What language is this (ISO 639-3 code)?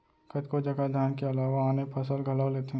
hne